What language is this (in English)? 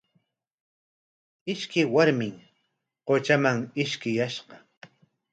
Corongo Ancash Quechua